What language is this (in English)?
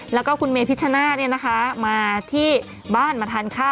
Thai